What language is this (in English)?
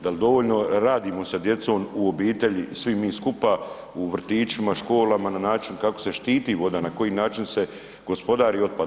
Croatian